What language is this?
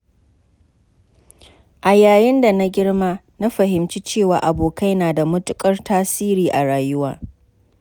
Hausa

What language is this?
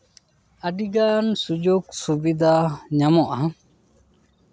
Santali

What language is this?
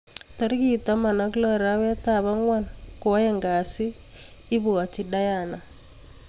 Kalenjin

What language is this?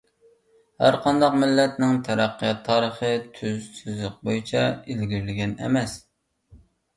Uyghur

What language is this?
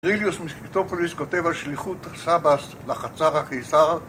Hebrew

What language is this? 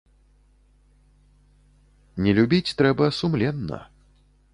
Belarusian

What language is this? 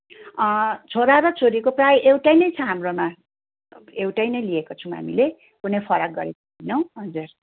Nepali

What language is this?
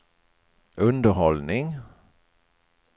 Swedish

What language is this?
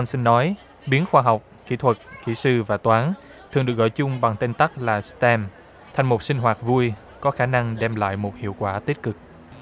Vietnamese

